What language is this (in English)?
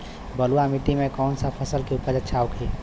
Bhojpuri